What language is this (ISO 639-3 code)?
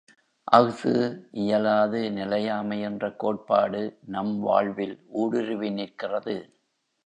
tam